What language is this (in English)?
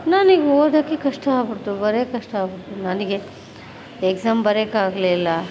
Kannada